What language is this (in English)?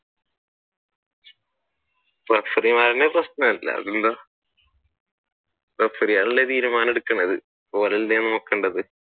Malayalam